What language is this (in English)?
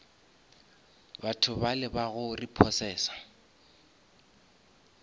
Northern Sotho